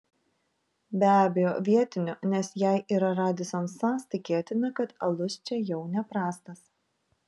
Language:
Lithuanian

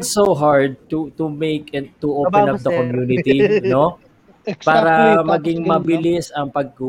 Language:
Filipino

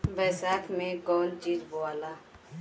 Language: Bhojpuri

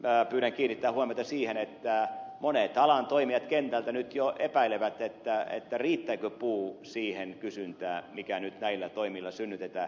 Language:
Finnish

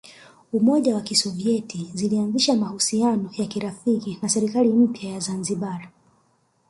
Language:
Swahili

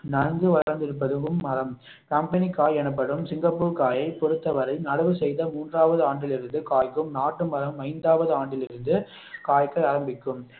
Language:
Tamil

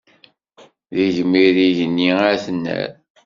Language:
Kabyle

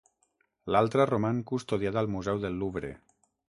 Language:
Catalan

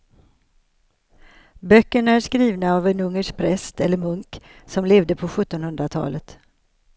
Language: Swedish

